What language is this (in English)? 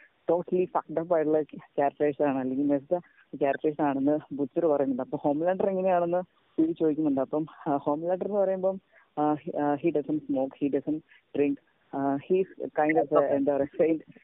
Malayalam